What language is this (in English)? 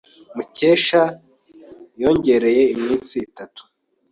Kinyarwanda